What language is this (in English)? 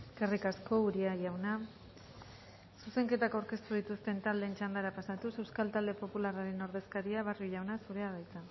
Basque